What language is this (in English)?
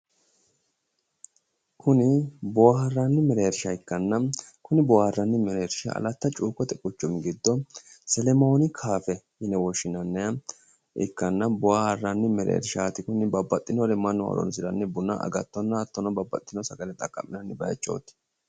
Sidamo